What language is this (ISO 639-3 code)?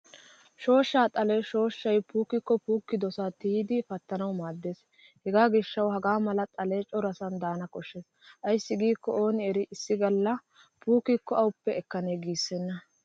wal